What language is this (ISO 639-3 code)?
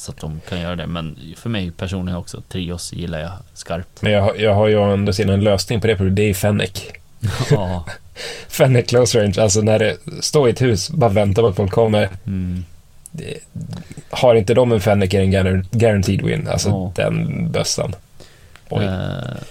swe